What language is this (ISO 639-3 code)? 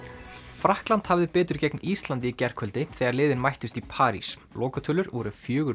isl